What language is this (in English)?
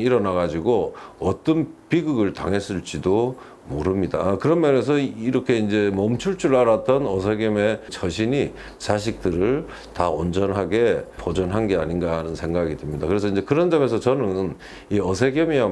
Korean